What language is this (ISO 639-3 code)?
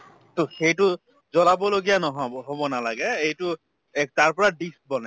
asm